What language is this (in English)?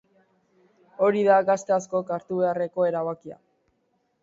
Basque